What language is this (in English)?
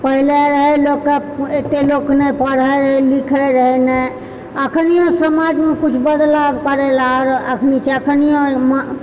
Maithili